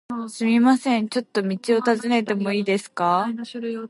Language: Japanese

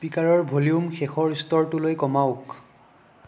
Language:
Assamese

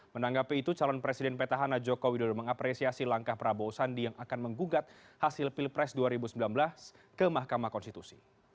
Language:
Indonesian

